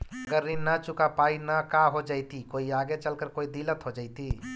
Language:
Magahi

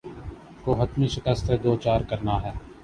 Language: Urdu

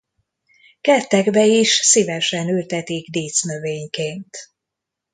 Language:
Hungarian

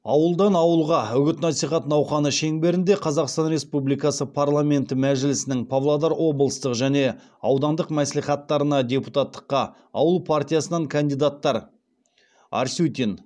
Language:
Kazakh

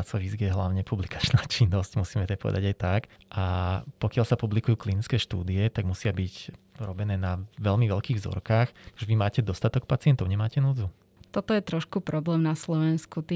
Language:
Slovak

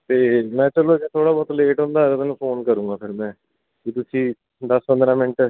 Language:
Punjabi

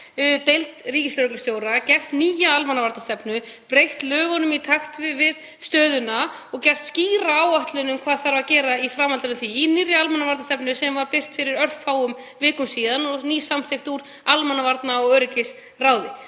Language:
Icelandic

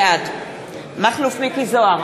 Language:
Hebrew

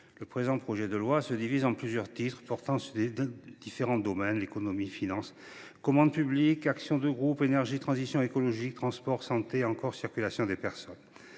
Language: French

